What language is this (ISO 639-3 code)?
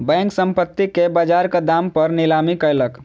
mai